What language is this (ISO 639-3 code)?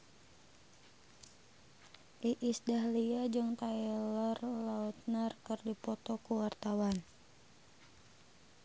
sun